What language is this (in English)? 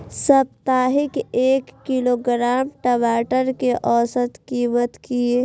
Maithili